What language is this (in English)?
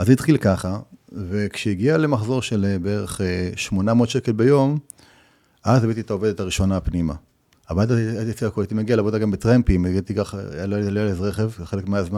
Hebrew